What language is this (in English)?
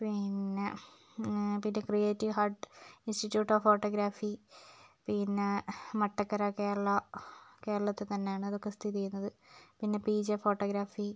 Malayalam